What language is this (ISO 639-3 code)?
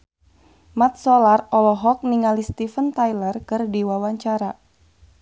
sun